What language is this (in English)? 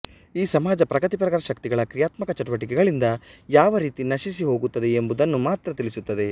Kannada